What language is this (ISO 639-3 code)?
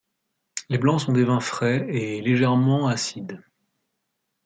fra